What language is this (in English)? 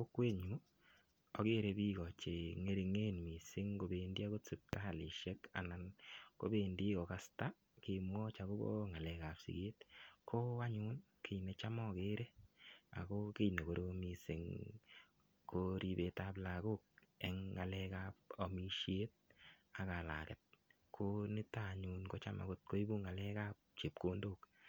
Kalenjin